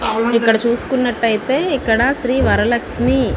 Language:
Telugu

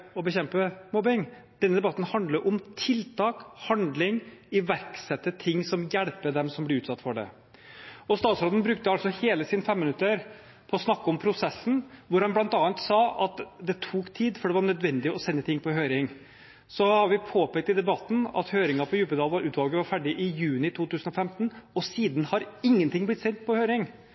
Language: Norwegian Bokmål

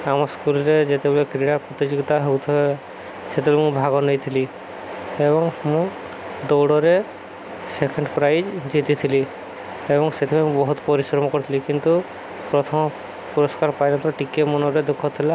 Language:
Odia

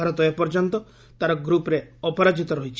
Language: Odia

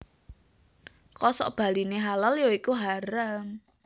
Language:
Javanese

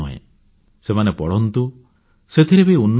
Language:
Odia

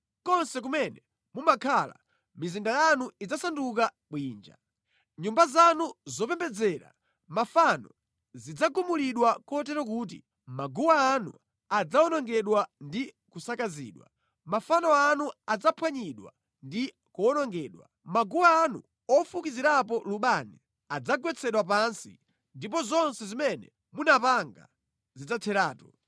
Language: Nyanja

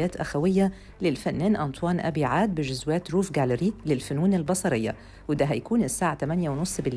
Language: Arabic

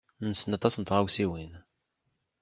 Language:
Kabyle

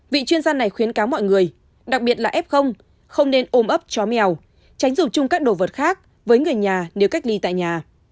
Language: Vietnamese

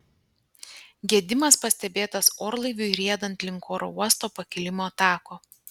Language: Lithuanian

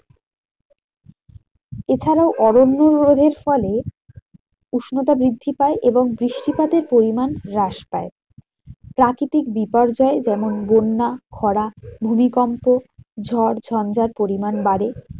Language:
Bangla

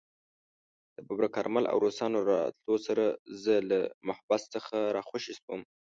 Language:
Pashto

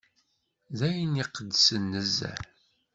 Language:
Kabyle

